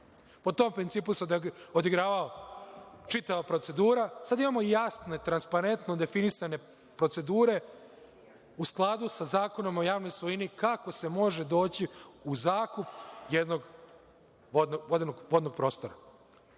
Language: Serbian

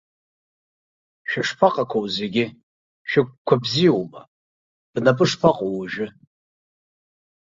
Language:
Abkhazian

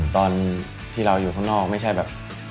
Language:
Thai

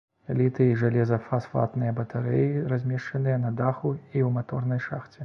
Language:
Belarusian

